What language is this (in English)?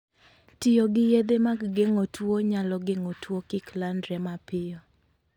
Luo (Kenya and Tanzania)